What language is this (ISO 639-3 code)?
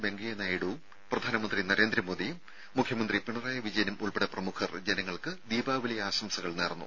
mal